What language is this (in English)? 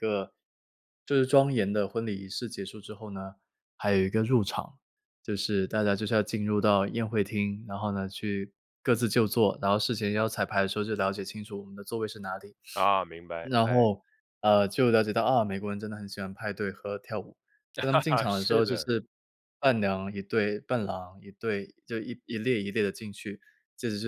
Chinese